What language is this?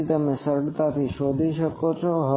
Gujarati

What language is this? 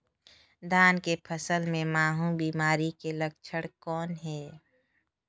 Chhattisgarhi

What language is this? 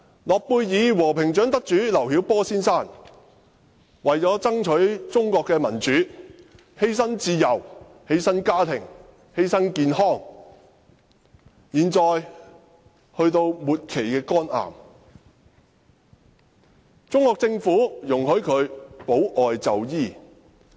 Cantonese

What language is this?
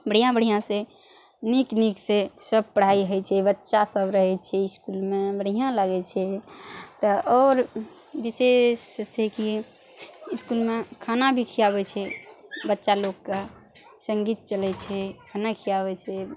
Maithili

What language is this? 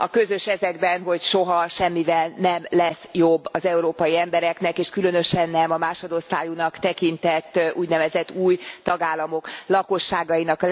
Hungarian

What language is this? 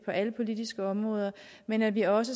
Danish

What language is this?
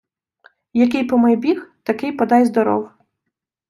Ukrainian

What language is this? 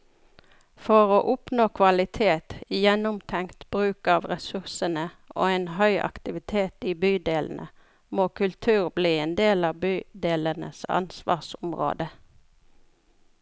Norwegian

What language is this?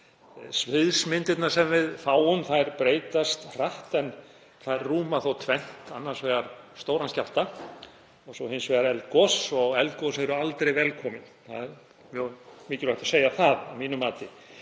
Icelandic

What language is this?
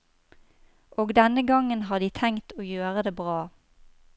Norwegian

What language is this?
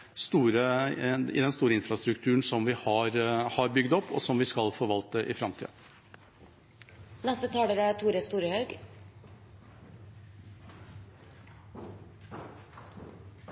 Norwegian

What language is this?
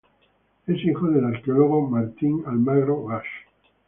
Spanish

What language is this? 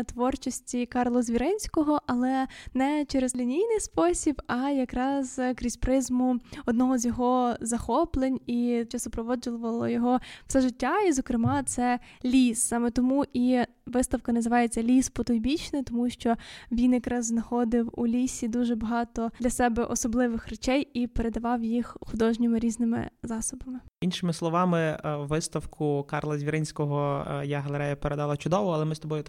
Ukrainian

